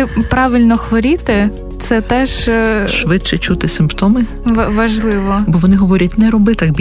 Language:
Ukrainian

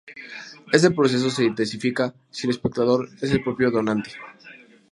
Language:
Spanish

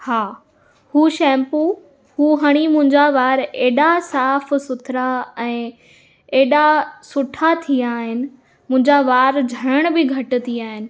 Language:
Sindhi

